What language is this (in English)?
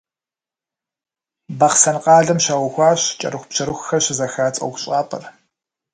Kabardian